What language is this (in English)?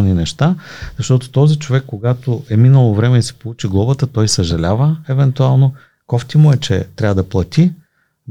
Bulgarian